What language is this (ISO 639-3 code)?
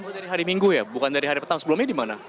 ind